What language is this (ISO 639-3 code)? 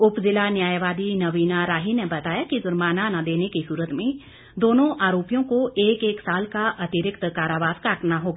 hin